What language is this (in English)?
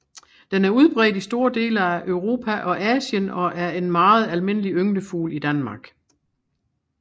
Danish